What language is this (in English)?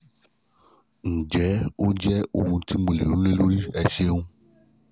Yoruba